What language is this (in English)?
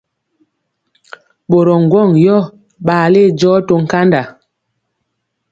Mpiemo